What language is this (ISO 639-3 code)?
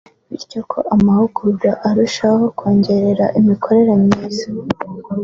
kin